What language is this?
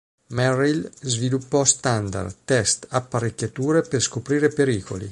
Italian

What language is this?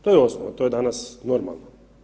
Croatian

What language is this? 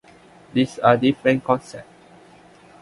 English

